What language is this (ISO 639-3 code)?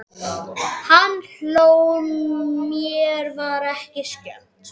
isl